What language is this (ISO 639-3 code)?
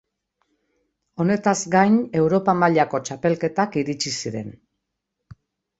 eus